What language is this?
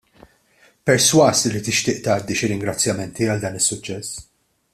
Maltese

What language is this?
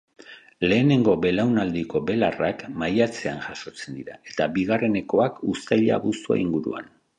Basque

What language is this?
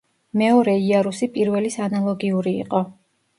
Georgian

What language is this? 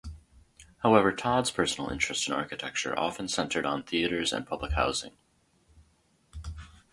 English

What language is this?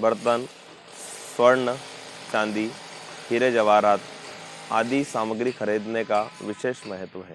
Hindi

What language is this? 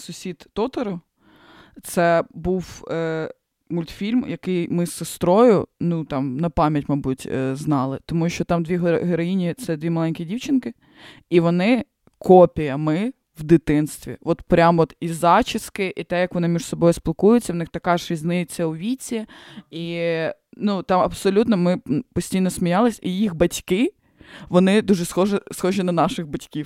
Ukrainian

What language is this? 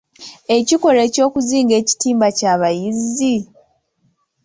Ganda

